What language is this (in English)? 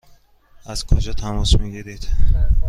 Persian